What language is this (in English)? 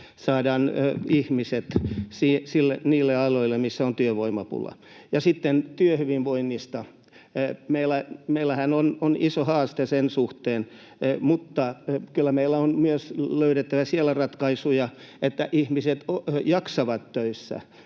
Finnish